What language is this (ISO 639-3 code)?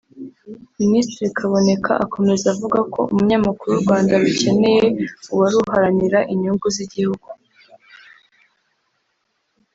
kin